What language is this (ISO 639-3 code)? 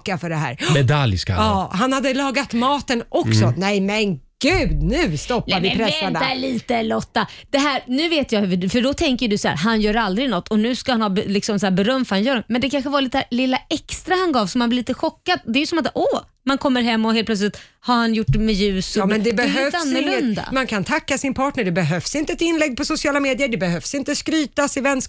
swe